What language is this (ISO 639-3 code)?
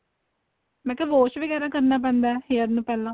pan